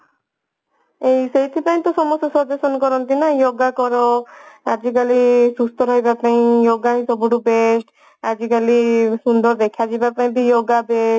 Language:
Odia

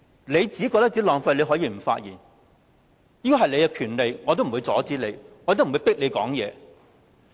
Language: Cantonese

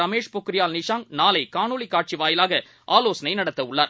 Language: Tamil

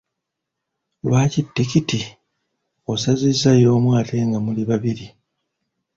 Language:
Ganda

